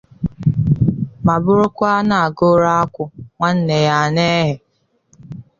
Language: Igbo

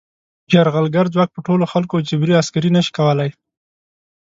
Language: Pashto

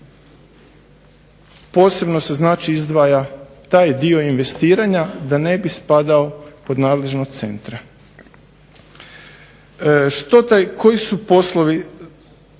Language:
Croatian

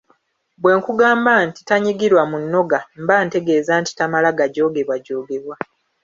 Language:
Ganda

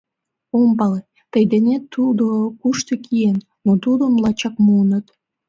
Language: Mari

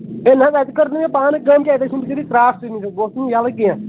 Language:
Kashmiri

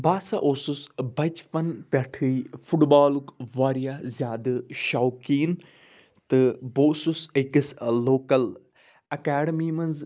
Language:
Kashmiri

